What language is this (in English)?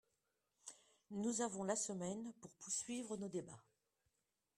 French